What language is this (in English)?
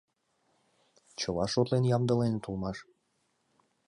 Mari